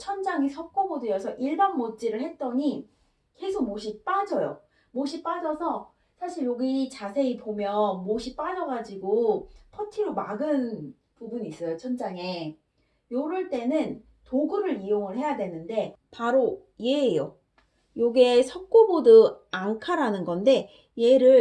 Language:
Korean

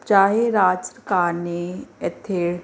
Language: Punjabi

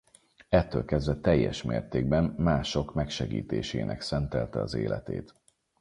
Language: Hungarian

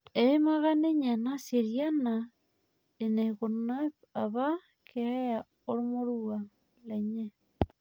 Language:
Masai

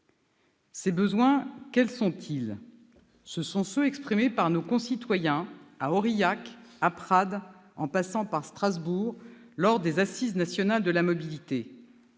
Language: French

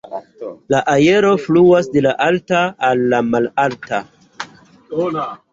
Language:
Esperanto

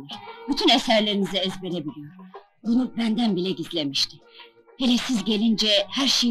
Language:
Turkish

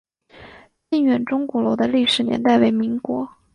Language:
Chinese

